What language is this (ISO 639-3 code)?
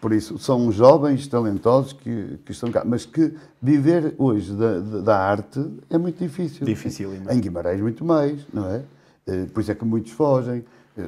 por